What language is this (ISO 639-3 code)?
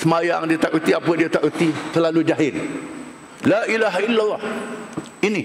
msa